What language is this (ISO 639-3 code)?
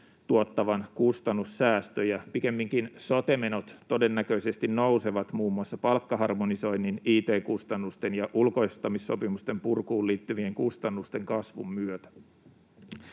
fin